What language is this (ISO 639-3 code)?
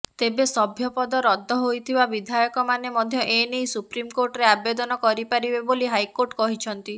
ori